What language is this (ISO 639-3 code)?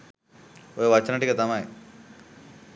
sin